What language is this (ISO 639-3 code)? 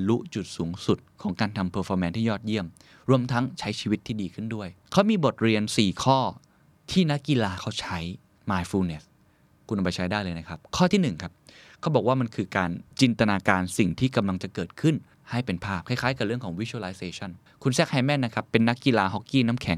tha